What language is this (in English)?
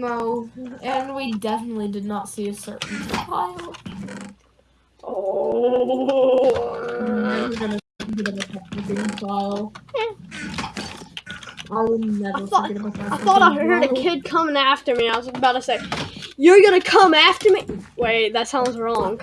English